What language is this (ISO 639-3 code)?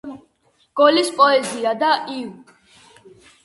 kat